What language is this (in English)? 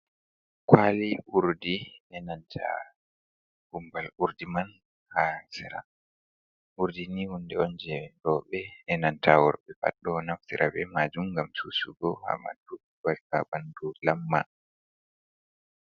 Fula